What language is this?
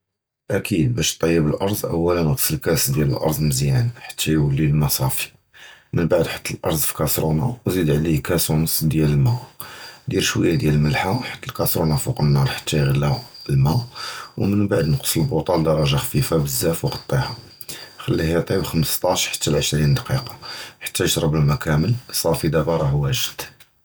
Judeo-Arabic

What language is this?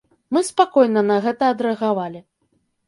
Belarusian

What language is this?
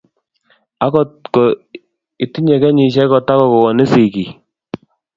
Kalenjin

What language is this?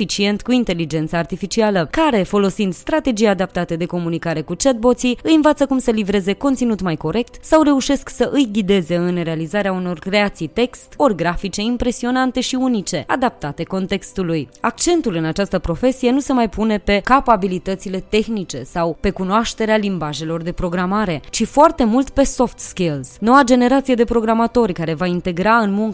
Romanian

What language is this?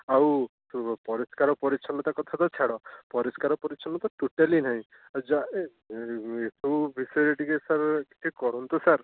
Odia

